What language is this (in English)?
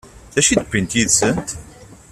Kabyle